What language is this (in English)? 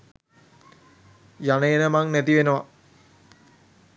Sinhala